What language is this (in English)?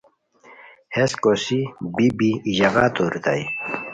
Khowar